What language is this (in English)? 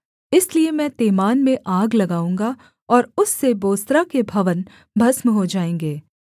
Hindi